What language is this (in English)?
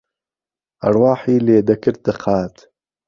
Central Kurdish